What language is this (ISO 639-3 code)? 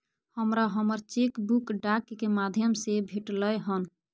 mai